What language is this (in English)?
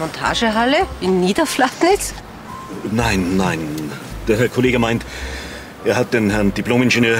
German